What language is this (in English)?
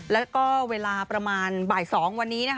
Thai